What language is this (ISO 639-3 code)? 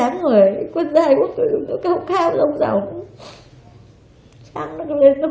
vie